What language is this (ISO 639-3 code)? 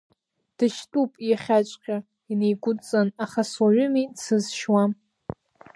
abk